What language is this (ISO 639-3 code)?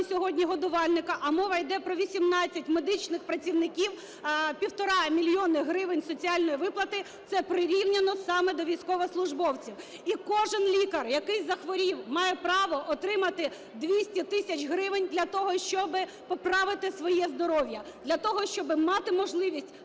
ukr